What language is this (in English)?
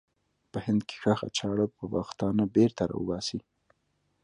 Pashto